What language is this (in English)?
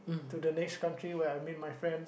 English